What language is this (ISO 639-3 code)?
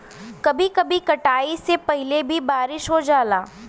bho